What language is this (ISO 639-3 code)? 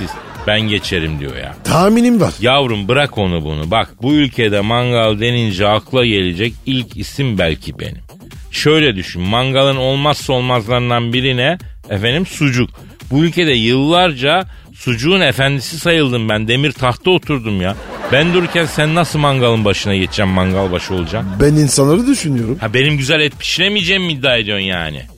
tur